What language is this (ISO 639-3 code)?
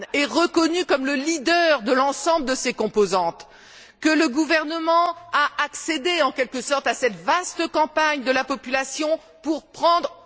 fra